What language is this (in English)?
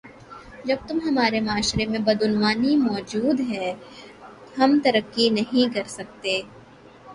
Urdu